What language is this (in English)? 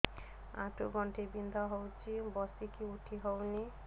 Odia